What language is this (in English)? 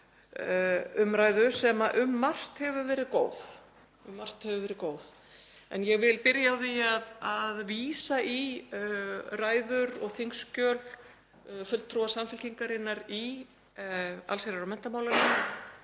Icelandic